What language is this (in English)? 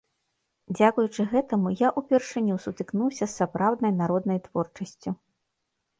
Belarusian